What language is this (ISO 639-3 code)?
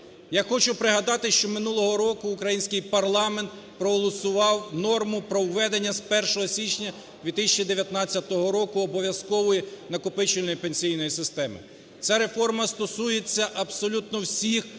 ukr